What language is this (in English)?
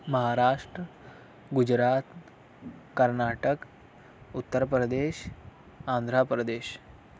Urdu